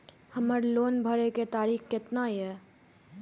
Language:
Maithili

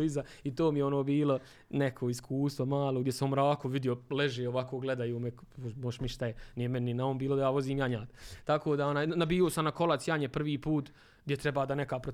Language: Croatian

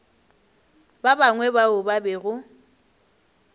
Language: Northern Sotho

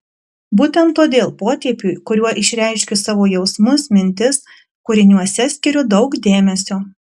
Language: Lithuanian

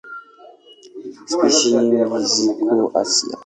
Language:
Swahili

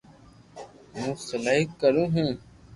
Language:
Loarki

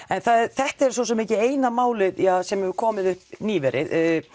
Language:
Icelandic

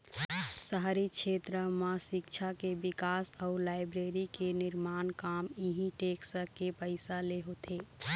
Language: Chhattisgarhi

